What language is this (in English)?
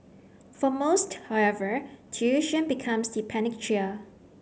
English